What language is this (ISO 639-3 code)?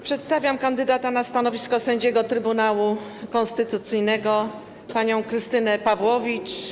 pol